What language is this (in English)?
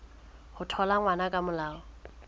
Southern Sotho